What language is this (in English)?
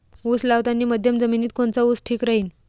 Marathi